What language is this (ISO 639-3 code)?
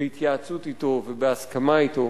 heb